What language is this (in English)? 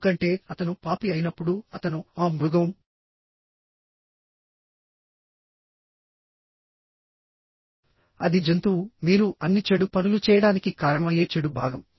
Telugu